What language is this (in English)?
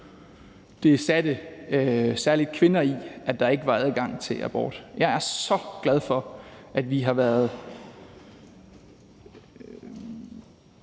Danish